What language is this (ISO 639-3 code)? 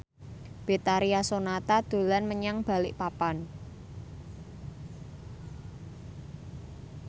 jav